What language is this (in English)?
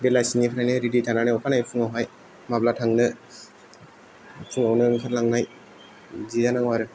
Bodo